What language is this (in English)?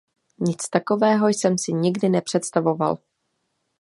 Czech